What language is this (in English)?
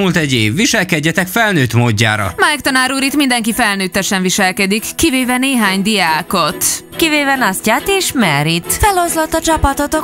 Hungarian